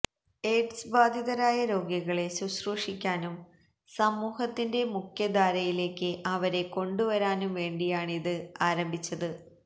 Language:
Malayalam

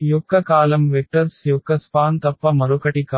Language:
Telugu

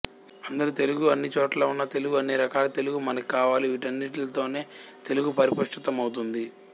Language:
Telugu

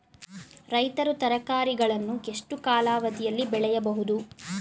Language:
Kannada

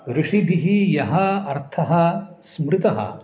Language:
Sanskrit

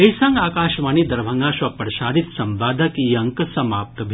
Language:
Maithili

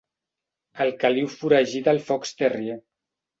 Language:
Catalan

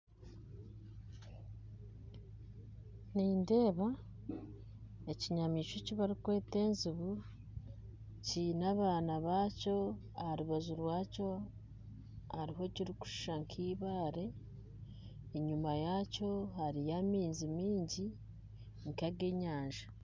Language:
Nyankole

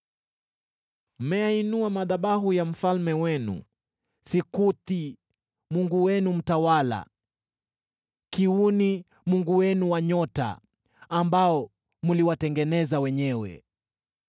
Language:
Swahili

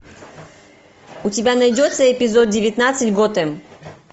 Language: Russian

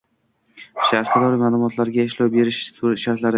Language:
Uzbek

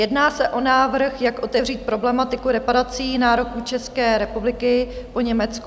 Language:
Czech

